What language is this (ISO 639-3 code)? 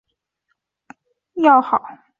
zho